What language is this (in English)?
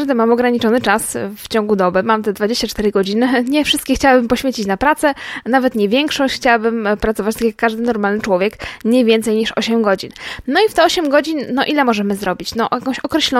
Polish